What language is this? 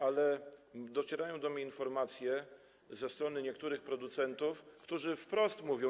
Polish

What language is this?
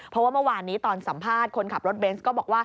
Thai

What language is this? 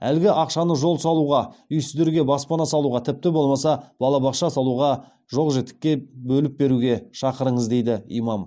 Kazakh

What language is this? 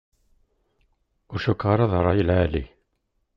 Kabyle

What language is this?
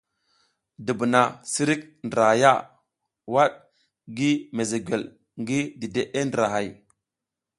South Giziga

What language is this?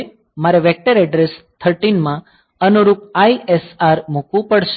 Gujarati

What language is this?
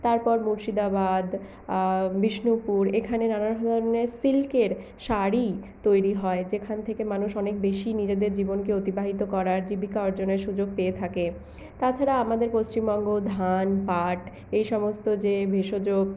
Bangla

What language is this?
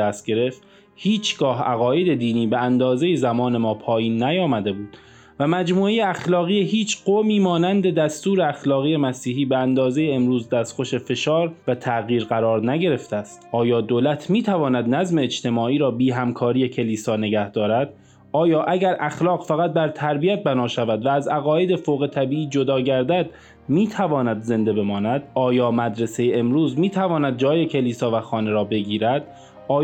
Persian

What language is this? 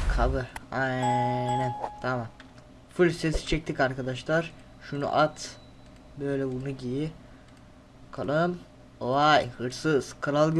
Turkish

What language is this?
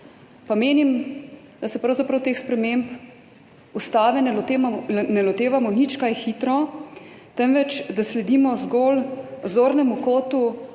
Slovenian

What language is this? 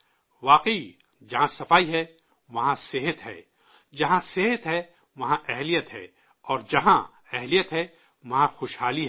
Urdu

